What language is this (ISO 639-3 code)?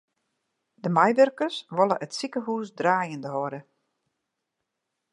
fry